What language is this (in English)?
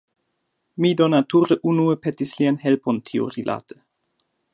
Esperanto